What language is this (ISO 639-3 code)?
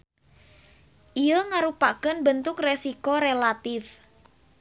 sun